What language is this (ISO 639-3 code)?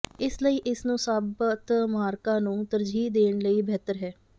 pan